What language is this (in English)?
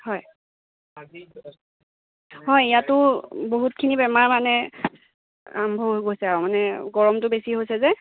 Assamese